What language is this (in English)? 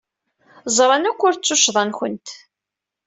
Kabyle